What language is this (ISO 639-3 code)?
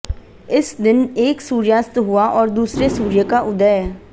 hin